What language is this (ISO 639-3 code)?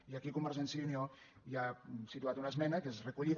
cat